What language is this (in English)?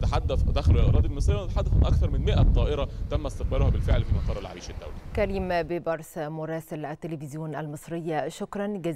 Arabic